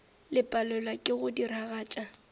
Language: Northern Sotho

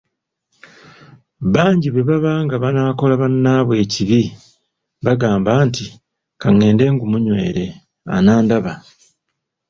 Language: Ganda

